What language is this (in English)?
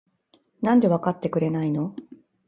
Japanese